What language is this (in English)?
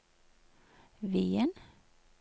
Norwegian